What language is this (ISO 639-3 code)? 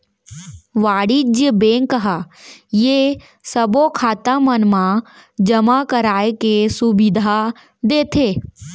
hne